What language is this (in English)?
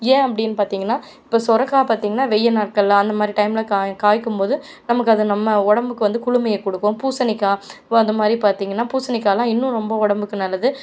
Tamil